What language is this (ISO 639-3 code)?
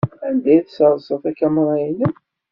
kab